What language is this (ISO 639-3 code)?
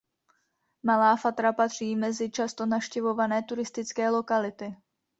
ces